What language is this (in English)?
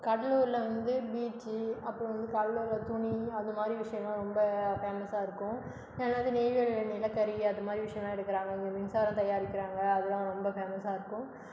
Tamil